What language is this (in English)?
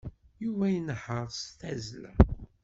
Kabyle